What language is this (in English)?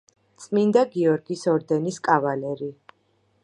Georgian